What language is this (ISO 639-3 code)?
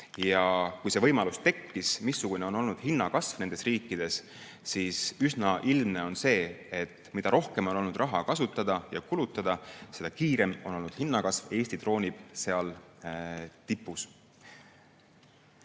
est